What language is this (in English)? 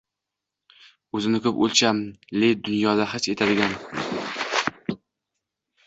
Uzbek